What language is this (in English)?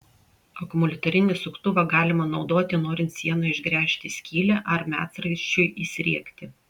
Lithuanian